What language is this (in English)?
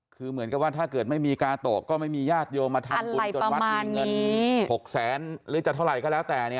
Thai